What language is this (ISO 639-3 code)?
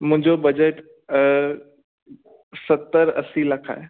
snd